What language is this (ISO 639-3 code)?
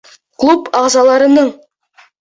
bak